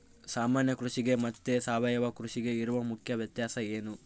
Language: Kannada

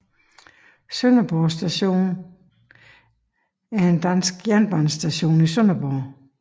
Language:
Danish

